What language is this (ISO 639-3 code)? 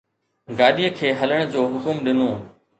snd